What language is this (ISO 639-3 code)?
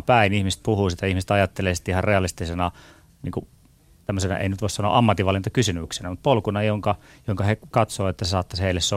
fin